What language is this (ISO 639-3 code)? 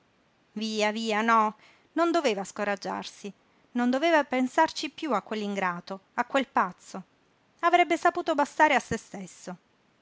ita